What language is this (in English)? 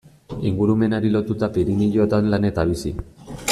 Basque